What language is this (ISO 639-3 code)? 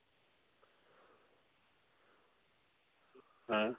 sat